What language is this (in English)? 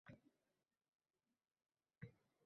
Uzbek